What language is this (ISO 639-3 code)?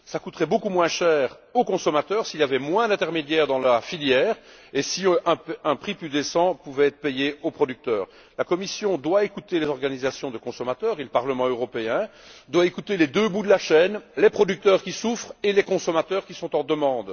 fra